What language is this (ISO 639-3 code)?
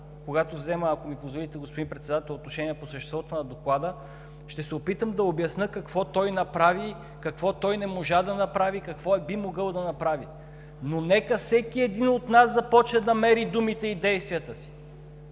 bul